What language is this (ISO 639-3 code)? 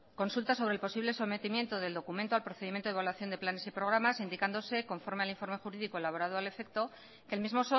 spa